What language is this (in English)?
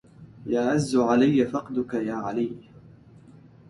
Arabic